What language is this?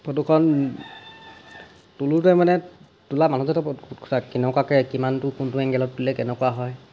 Assamese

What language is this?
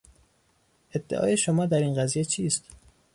Persian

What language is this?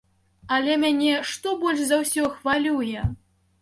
Belarusian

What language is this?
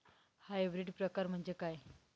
Marathi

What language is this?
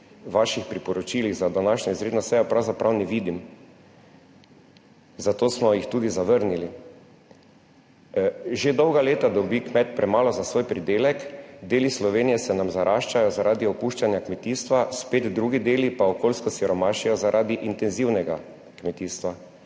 Slovenian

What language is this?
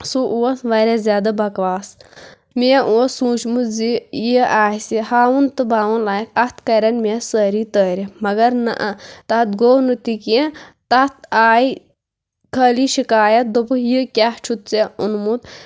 Kashmiri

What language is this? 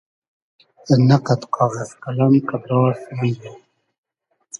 Hazaragi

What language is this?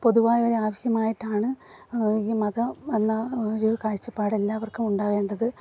Malayalam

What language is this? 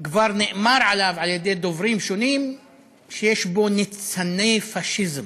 Hebrew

